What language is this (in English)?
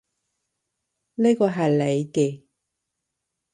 Cantonese